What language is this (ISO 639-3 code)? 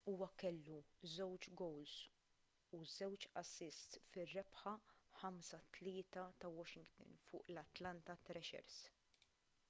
mlt